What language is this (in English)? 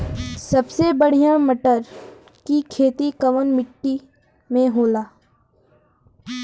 Bhojpuri